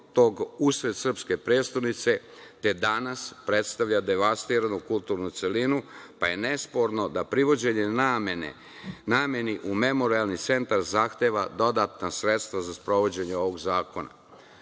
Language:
Serbian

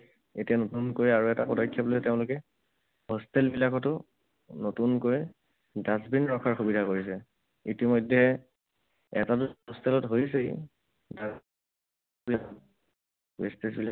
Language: Assamese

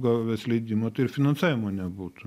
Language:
Lithuanian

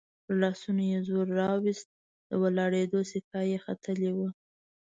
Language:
Pashto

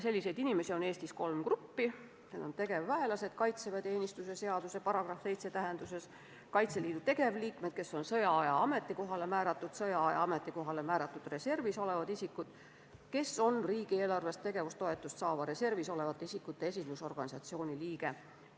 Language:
Estonian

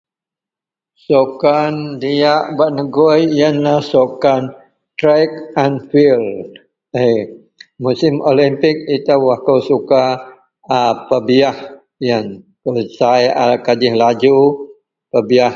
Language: Central Melanau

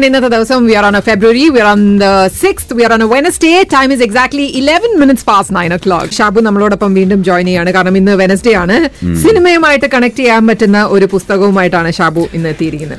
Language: Malayalam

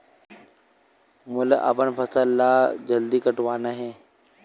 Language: Chhattisgarhi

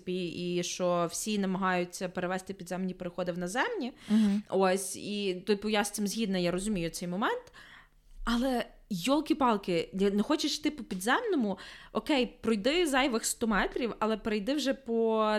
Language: Ukrainian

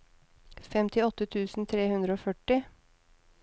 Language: Norwegian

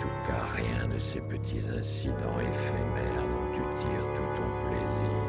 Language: French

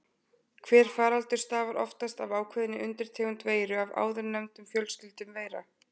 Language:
Icelandic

